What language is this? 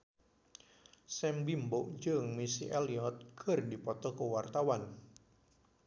Sundanese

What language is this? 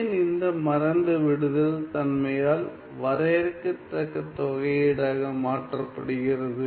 Tamil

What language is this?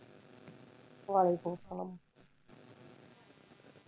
Bangla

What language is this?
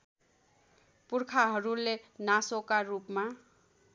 Nepali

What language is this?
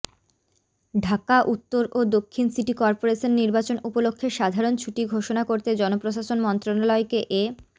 Bangla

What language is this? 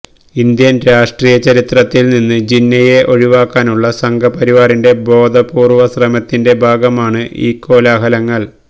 Malayalam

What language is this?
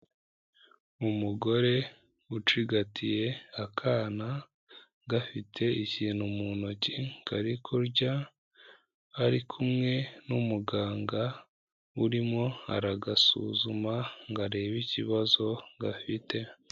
Kinyarwanda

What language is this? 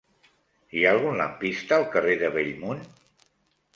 Catalan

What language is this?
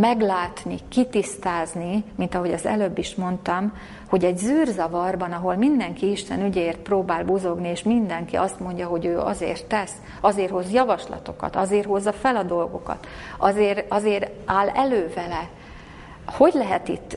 Hungarian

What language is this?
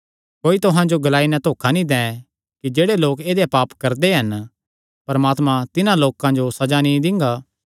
Kangri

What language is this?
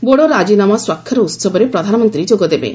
Odia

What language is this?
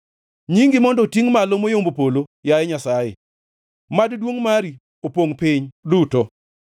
Luo (Kenya and Tanzania)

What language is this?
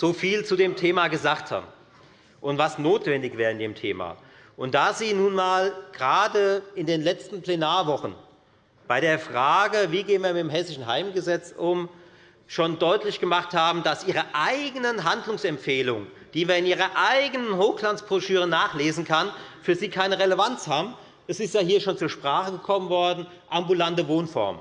German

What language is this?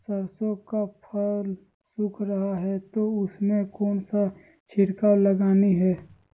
Magahi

